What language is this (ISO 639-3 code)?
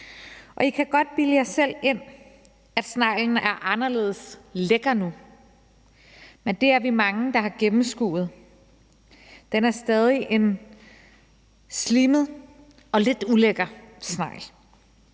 dan